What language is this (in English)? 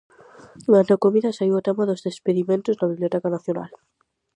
Galician